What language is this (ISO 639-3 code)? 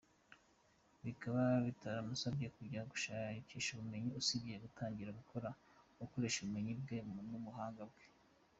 kin